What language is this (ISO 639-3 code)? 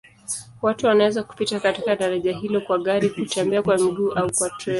swa